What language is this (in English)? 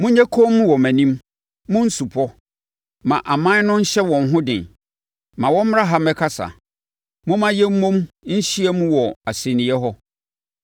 Akan